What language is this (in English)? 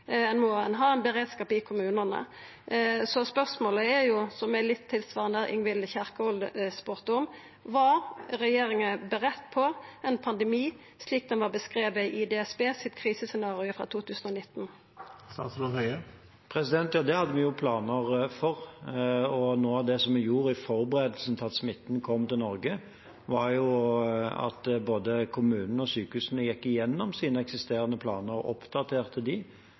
Norwegian